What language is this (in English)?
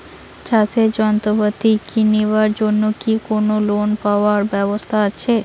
Bangla